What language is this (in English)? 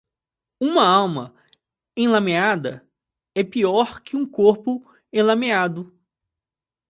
Portuguese